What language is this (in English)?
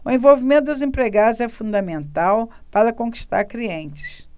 Portuguese